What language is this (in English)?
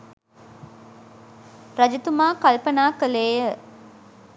Sinhala